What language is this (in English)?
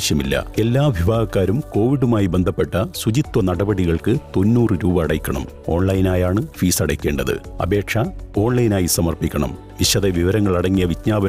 Malayalam